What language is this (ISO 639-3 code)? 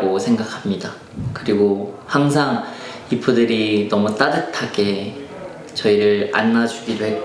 kor